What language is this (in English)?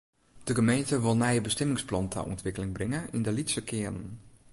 Western Frisian